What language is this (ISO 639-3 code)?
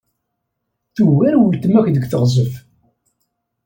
kab